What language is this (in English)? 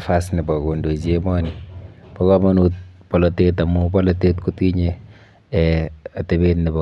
Kalenjin